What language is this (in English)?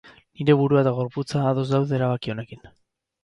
Basque